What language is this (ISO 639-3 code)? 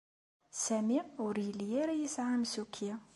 kab